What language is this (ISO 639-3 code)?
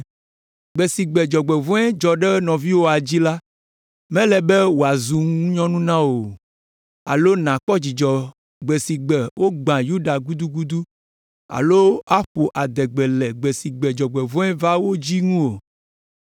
ewe